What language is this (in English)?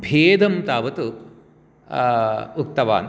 Sanskrit